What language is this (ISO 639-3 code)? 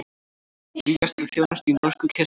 isl